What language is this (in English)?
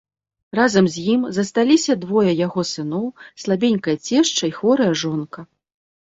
Belarusian